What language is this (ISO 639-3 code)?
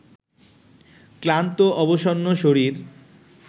ben